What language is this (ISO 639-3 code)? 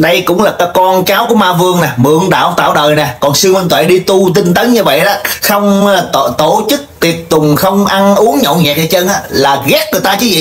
vie